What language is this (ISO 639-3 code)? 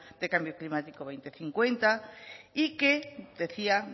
spa